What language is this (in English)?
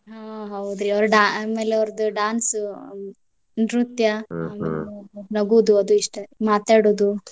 Kannada